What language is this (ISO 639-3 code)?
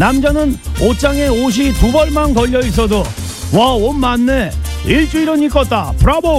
kor